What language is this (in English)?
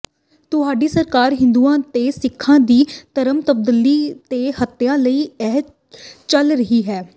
Punjabi